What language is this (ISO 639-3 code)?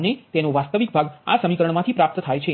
guj